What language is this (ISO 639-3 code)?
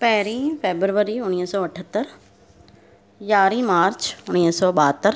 snd